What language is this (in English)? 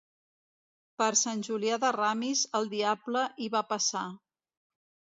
Catalan